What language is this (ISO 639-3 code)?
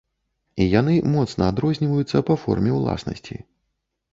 bel